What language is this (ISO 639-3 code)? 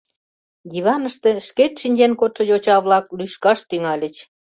chm